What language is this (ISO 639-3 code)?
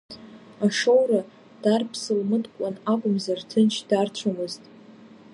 abk